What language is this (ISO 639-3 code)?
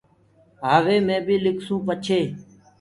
ggg